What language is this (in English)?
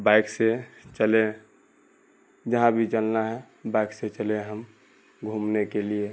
Urdu